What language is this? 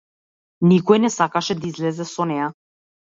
Macedonian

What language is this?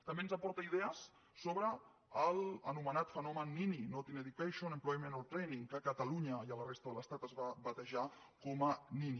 Catalan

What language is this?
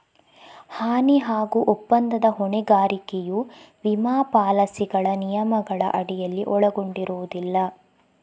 Kannada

